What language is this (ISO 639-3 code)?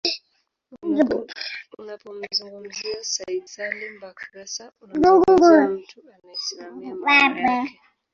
swa